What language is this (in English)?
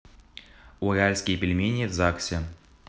Russian